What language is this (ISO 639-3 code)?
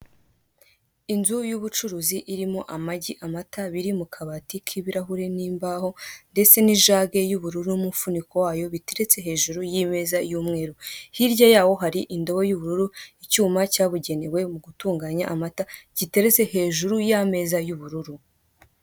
kin